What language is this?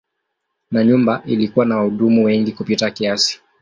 Swahili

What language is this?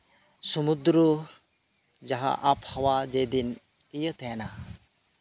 Santali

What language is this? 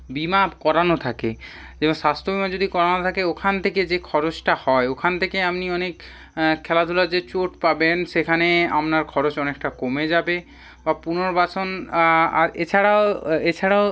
Bangla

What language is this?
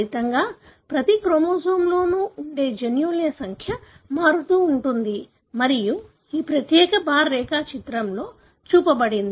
Telugu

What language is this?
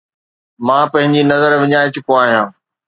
Sindhi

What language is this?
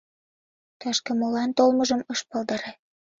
Mari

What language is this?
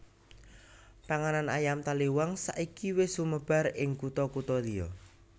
Javanese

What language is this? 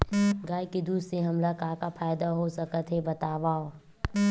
Chhattisgarhi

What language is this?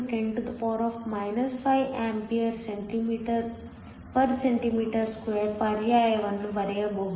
Kannada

